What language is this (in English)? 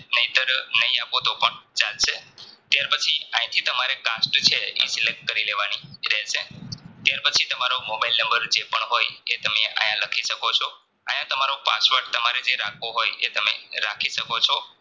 Gujarati